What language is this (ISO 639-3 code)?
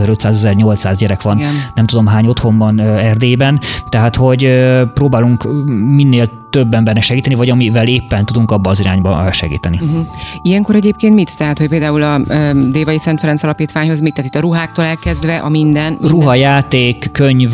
hun